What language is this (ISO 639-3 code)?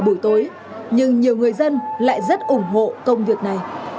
vie